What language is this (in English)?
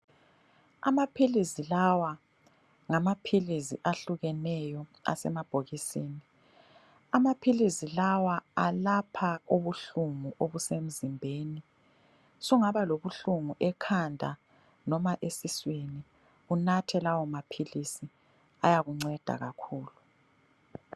North Ndebele